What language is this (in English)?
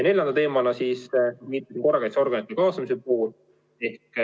Estonian